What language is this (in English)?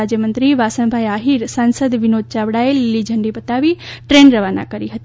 Gujarati